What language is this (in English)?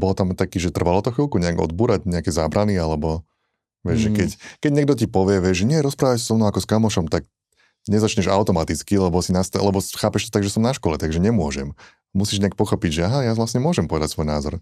Slovak